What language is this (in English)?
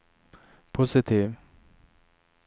Swedish